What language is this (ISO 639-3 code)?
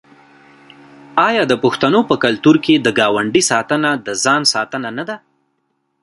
pus